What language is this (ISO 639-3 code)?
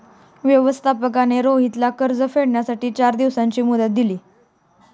mar